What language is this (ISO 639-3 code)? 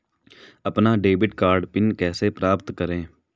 hin